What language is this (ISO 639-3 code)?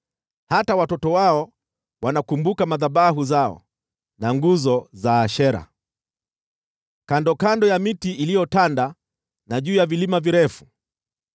swa